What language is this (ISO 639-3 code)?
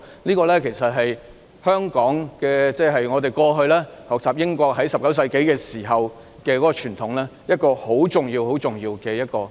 yue